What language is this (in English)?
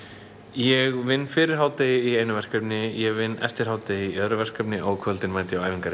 Icelandic